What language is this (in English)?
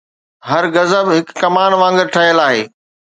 Sindhi